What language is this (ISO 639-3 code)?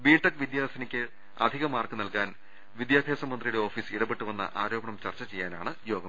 mal